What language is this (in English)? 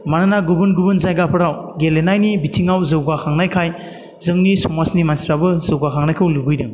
Bodo